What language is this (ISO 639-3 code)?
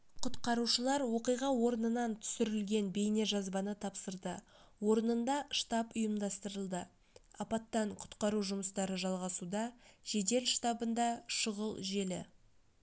kaz